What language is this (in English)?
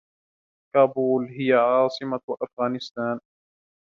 Arabic